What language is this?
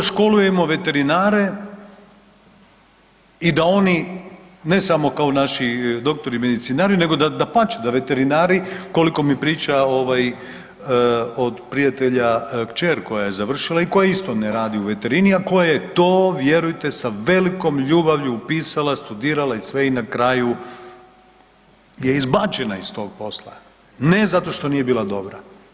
Croatian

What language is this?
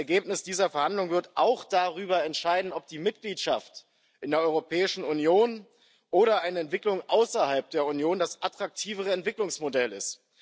German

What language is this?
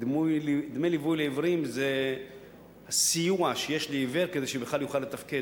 Hebrew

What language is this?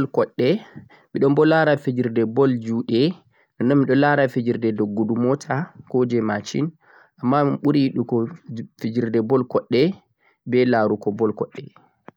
Central-Eastern Niger Fulfulde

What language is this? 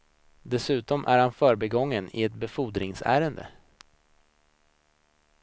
Swedish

